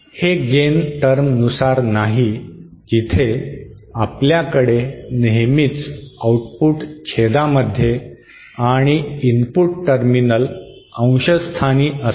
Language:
Marathi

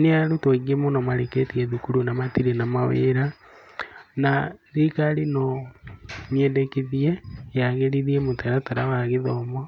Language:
Kikuyu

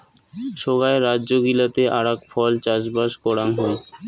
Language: Bangla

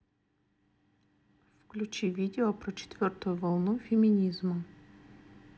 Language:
Russian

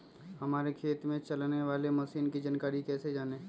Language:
Magahi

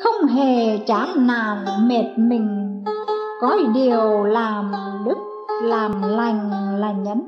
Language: Vietnamese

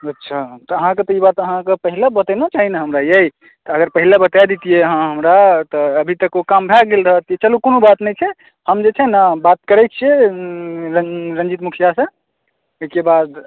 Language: Maithili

